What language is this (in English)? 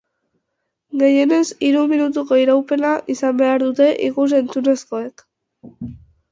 Basque